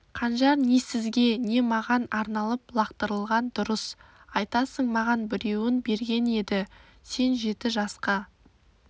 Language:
Kazakh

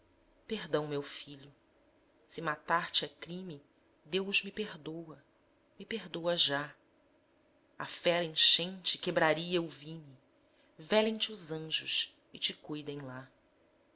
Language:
Portuguese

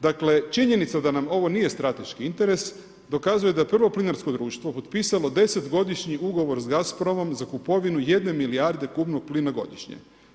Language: Croatian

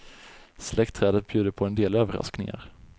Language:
Swedish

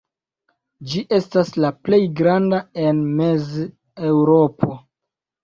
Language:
Esperanto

